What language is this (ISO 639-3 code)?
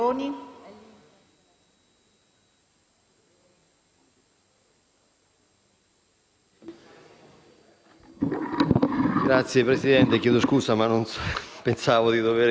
ita